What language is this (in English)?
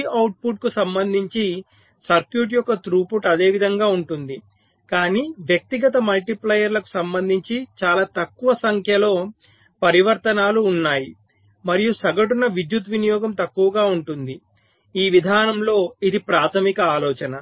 Telugu